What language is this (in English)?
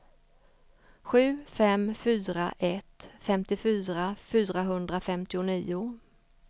Swedish